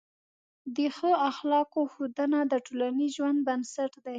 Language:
Pashto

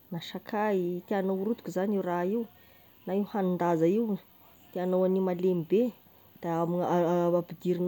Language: Tesaka Malagasy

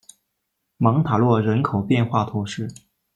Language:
Chinese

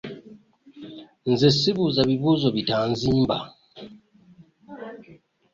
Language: Ganda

